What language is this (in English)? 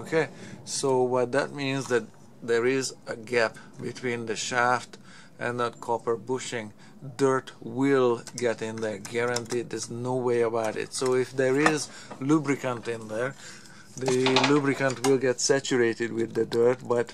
English